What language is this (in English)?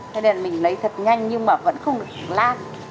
Vietnamese